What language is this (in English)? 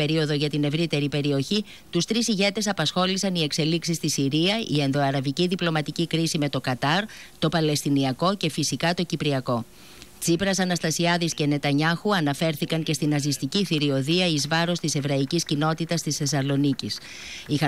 Greek